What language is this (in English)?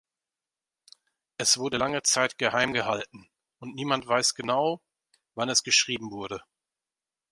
German